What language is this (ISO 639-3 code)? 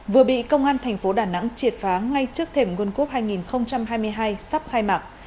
vie